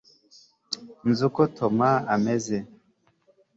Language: Kinyarwanda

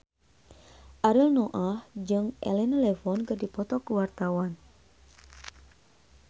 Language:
Sundanese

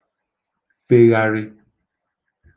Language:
Igbo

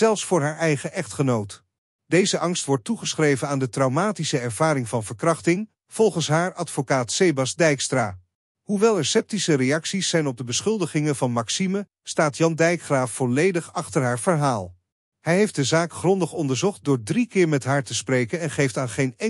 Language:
Dutch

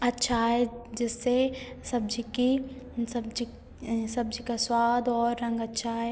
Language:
Hindi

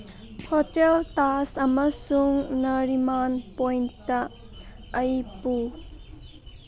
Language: Manipuri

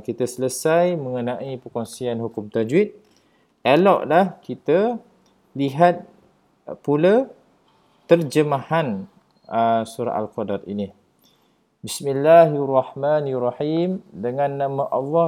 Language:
Malay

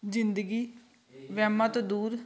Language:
Punjabi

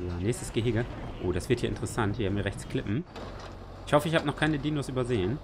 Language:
German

